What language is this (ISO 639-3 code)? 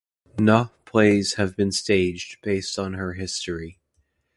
eng